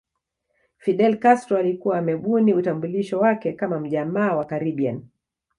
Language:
Swahili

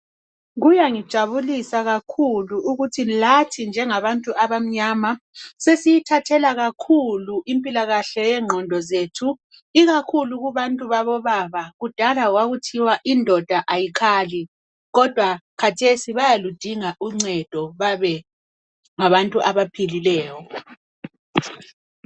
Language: North Ndebele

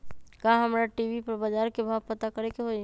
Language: Magahi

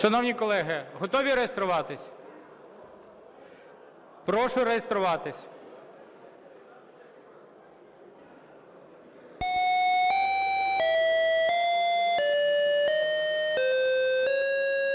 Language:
Ukrainian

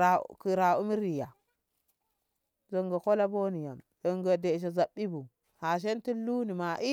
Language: Ngamo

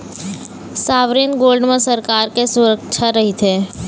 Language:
Chhattisgarhi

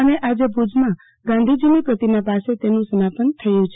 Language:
Gujarati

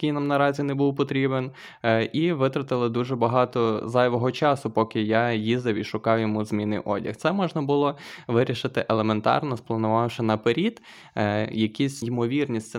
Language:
Ukrainian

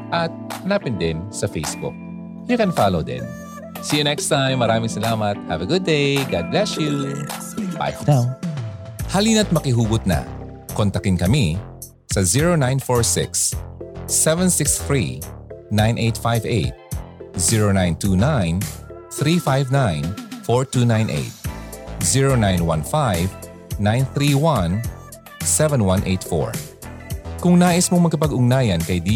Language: Filipino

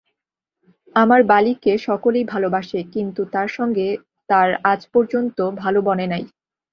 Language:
Bangla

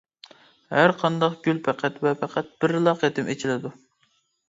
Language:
Uyghur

